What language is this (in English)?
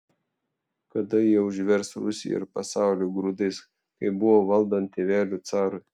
Lithuanian